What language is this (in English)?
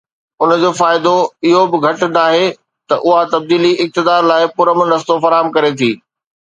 Sindhi